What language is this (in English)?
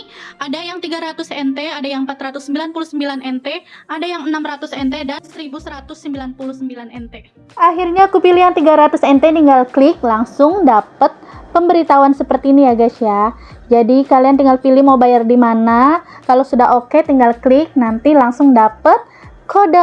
Indonesian